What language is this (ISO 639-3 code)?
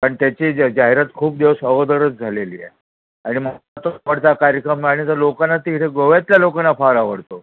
mar